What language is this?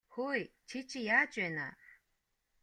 Mongolian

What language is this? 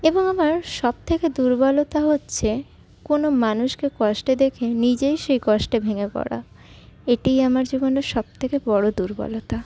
Bangla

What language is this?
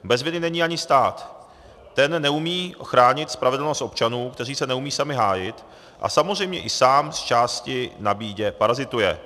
Czech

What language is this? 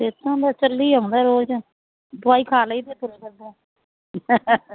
Punjabi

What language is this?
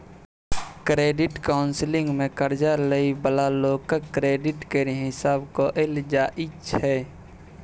Maithili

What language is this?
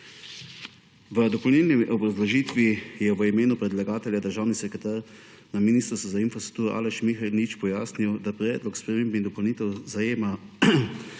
Slovenian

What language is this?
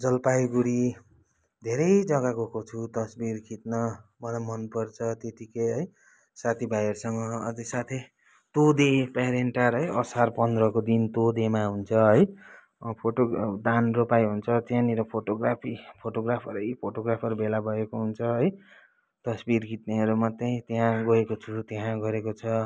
Nepali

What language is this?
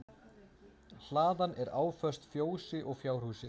Icelandic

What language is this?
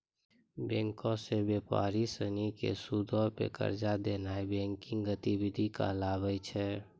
Maithili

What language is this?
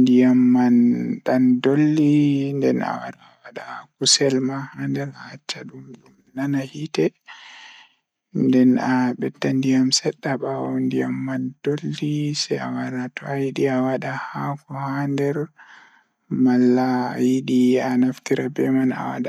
Fula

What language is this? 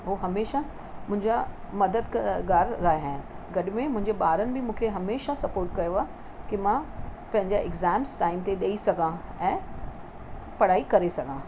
Sindhi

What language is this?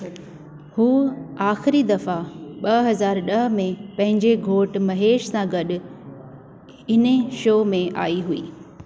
Sindhi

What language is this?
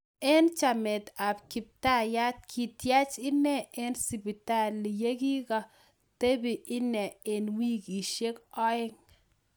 Kalenjin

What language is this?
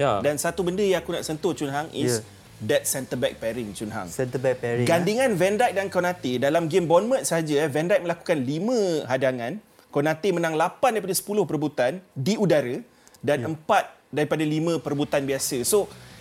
Malay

